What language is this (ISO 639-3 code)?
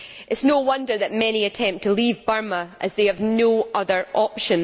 eng